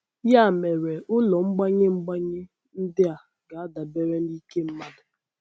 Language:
Igbo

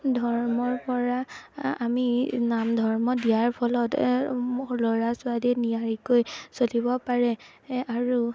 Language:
Assamese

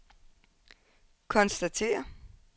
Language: Danish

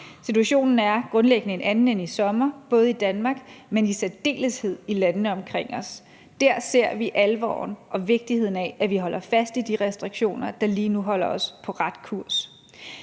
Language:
Danish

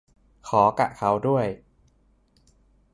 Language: Thai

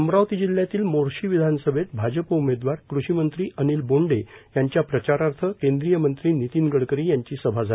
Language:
Marathi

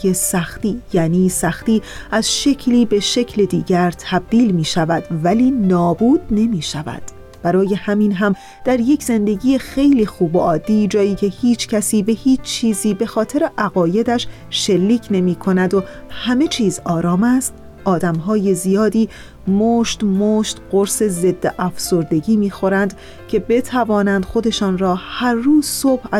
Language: Persian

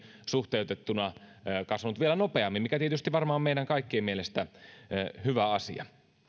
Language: Finnish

